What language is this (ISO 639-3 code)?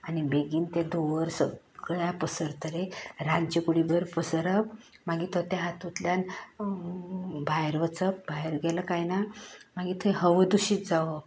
kok